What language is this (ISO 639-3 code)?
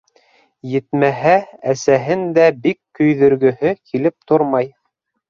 bak